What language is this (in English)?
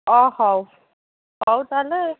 Odia